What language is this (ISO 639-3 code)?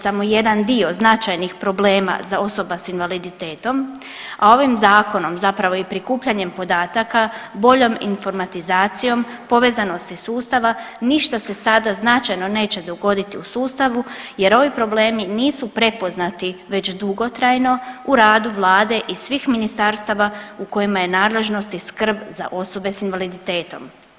hrv